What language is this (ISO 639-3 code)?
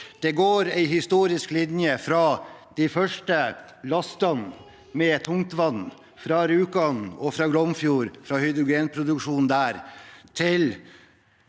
nor